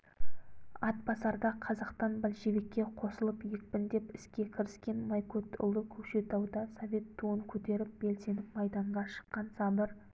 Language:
Kazakh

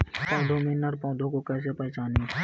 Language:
Hindi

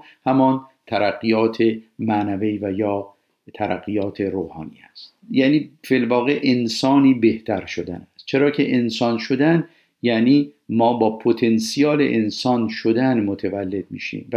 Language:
Persian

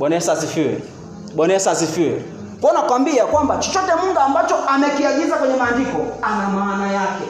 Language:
Swahili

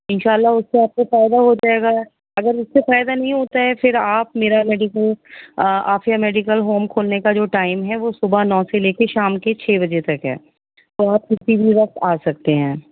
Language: Urdu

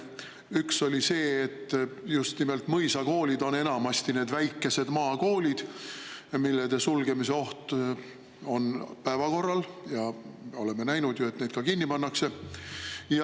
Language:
Estonian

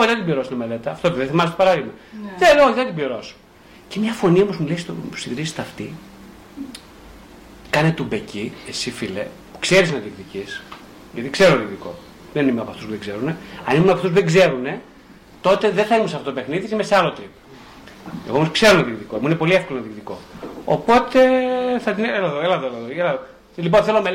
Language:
Greek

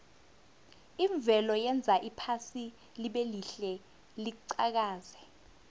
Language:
South Ndebele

